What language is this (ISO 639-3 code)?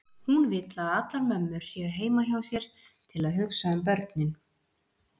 isl